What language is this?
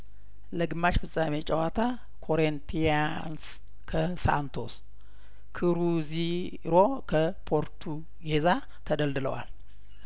Amharic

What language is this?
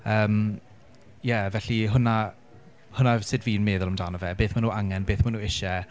Welsh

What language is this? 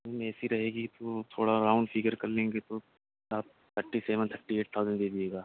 Urdu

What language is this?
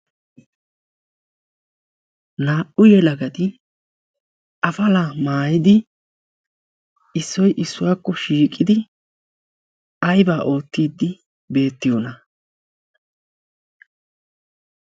Wolaytta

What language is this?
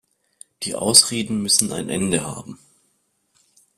German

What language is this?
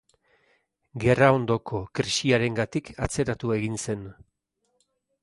Basque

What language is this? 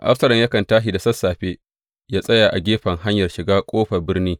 Hausa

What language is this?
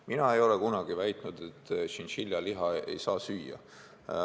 Estonian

